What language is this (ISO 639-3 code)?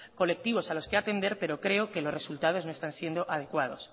spa